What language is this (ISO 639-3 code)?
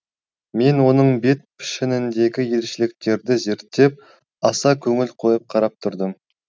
kaz